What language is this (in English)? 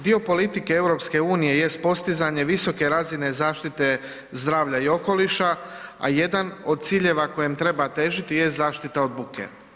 Croatian